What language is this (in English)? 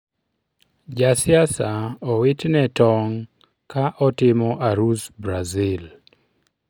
Luo (Kenya and Tanzania)